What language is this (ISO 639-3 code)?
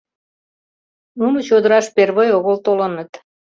chm